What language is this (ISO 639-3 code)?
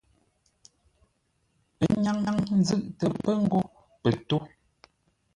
nla